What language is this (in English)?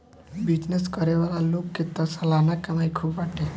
Bhojpuri